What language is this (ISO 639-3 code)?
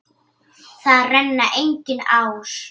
isl